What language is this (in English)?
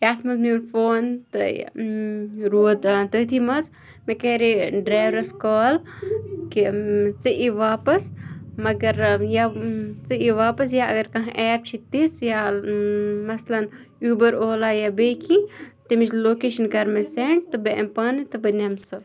Kashmiri